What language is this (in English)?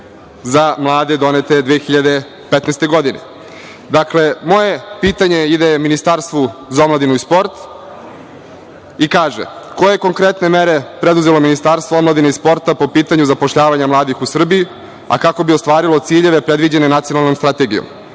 Serbian